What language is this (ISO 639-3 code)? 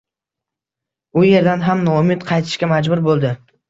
uzb